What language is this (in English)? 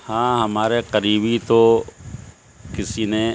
Urdu